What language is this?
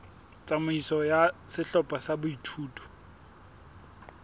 Southern Sotho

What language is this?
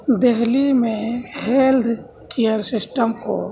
Urdu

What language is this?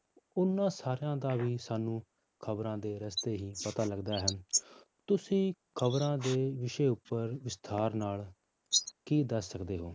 Punjabi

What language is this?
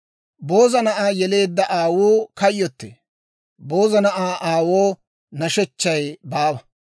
Dawro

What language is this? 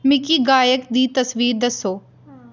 Dogri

